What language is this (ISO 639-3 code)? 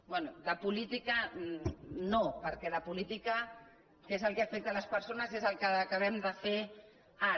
cat